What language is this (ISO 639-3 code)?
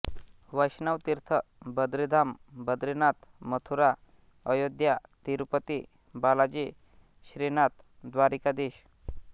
mar